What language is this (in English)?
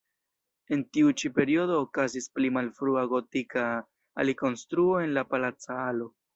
Esperanto